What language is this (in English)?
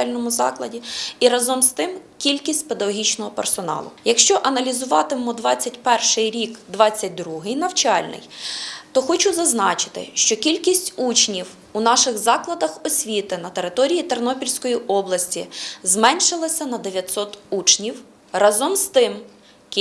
Ukrainian